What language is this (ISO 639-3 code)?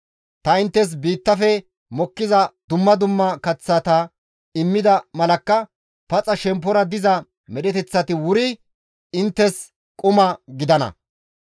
gmv